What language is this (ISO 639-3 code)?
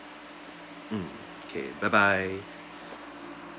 eng